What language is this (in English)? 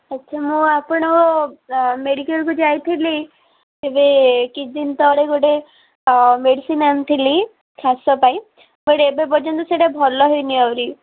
Odia